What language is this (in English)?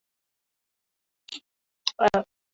Uzbek